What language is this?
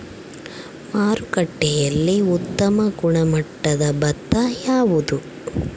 Kannada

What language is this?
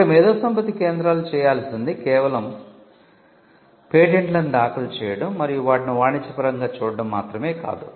Telugu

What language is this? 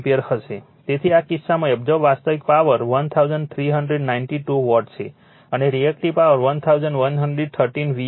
Gujarati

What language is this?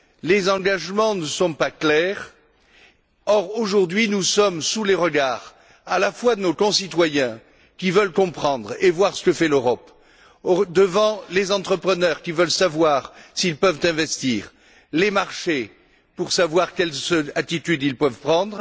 French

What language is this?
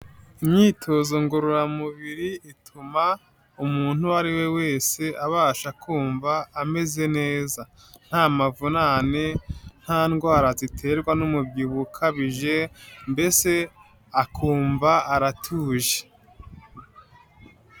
Kinyarwanda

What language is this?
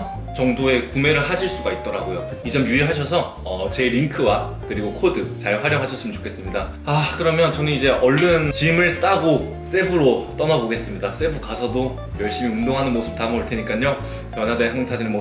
Korean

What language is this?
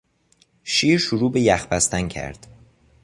Persian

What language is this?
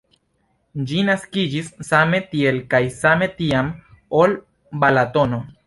Esperanto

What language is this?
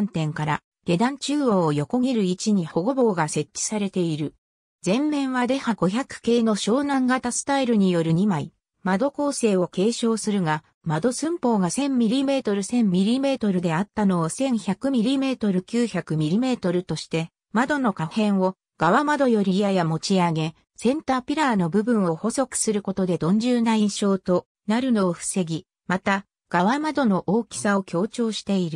Japanese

